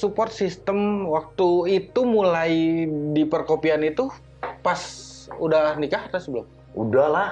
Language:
Indonesian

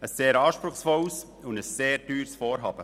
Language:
Swiss German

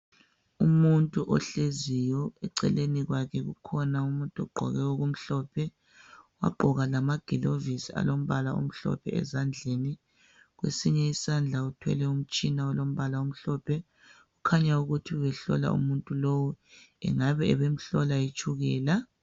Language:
North Ndebele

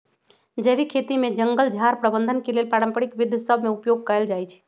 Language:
Magahi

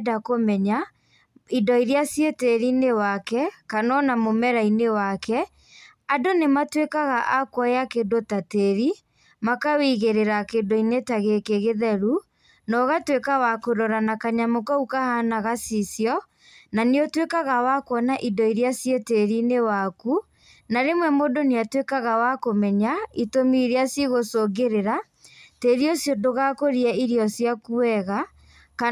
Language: Kikuyu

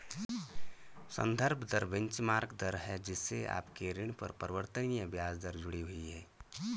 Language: Hindi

